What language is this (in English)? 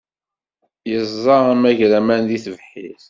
Kabyle